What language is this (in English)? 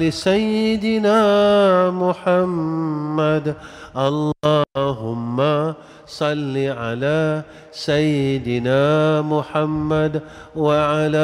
Malay